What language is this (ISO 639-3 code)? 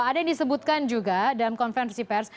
ind